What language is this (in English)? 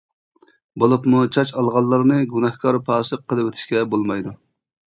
Uyghur